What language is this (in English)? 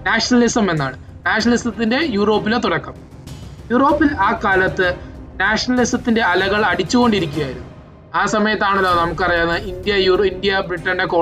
Malayalam